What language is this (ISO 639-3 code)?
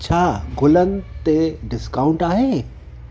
snd